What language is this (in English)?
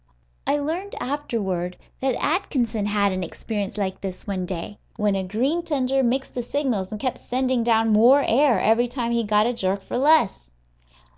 English